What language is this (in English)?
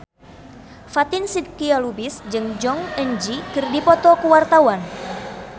Sundanese